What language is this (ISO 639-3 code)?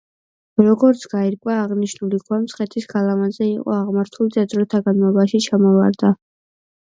kat